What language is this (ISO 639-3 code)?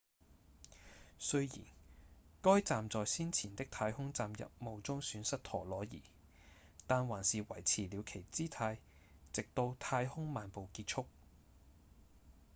yue